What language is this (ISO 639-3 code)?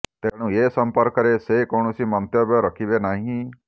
ori